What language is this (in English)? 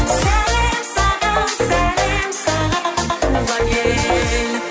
Kazakh